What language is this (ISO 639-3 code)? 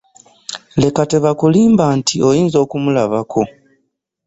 lug